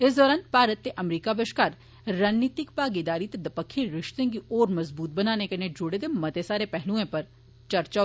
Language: Dogri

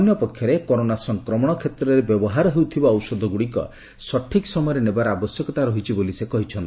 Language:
Odia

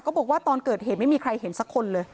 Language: Thai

